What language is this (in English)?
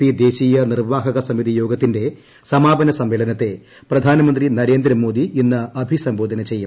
Malayalam